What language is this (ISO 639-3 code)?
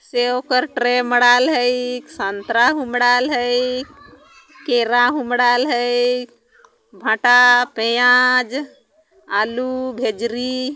sck